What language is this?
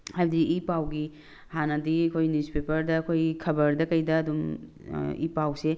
Manipuri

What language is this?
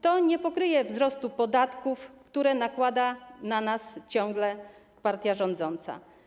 Polish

